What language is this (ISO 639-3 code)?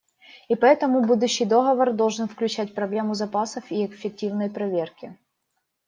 rus